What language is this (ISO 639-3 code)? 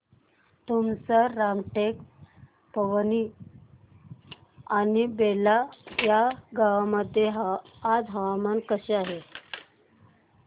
mar